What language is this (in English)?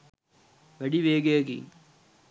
Sinhala